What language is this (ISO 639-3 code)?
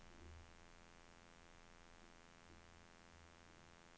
nor